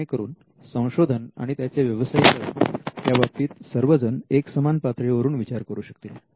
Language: Marathi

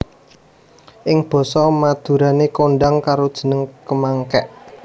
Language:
Javanese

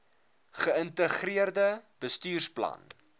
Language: Afrikaans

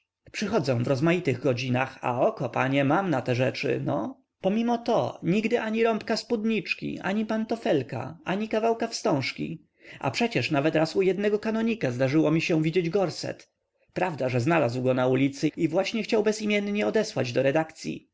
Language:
Polish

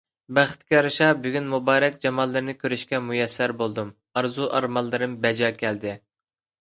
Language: Uyghur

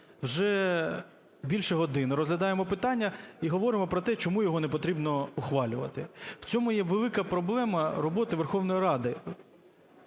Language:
Ukrainian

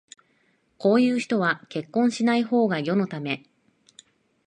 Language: Japanese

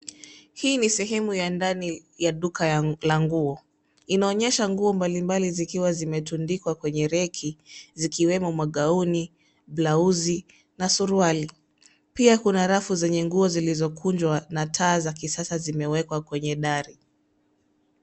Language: Swahili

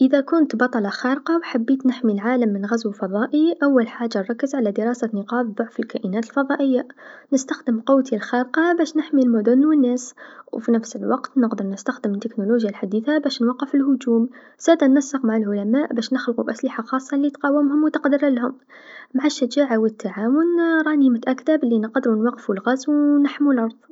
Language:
Tunisian Arabic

